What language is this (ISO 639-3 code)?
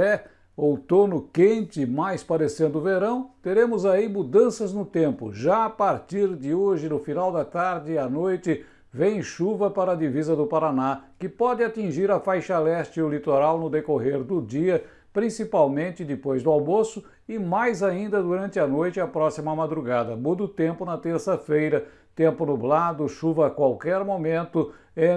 por